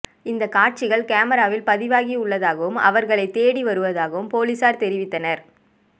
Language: Tamil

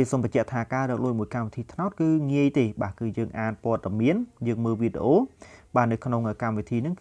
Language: Vietnamese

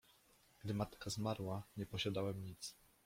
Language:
Polish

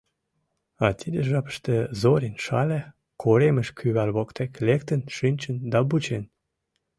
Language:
Mari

